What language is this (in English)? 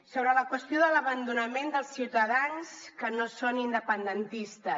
Catalan